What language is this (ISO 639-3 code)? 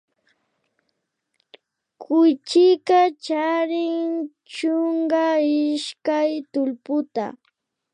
qvi